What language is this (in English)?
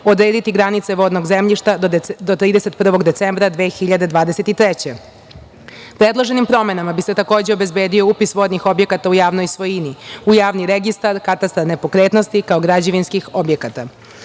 Serbian